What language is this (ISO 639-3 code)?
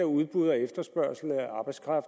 dan